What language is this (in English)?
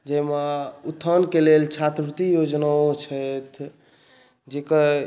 Maithili